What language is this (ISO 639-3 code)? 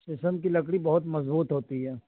urd